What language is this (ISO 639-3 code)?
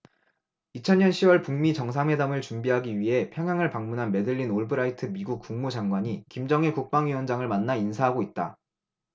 kor